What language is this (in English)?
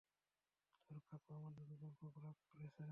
Bangla